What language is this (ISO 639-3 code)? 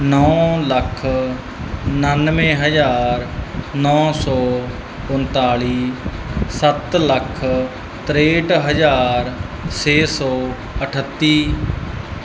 pan